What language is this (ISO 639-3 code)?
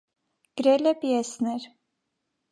hye